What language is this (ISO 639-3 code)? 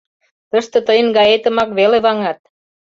chm